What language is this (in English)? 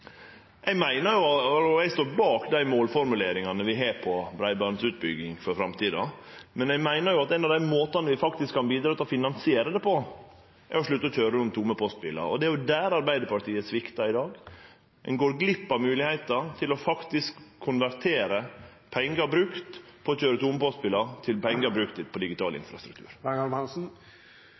Norwegian Nynorsk